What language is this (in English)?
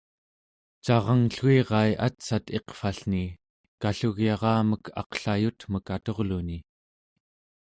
Central Yupik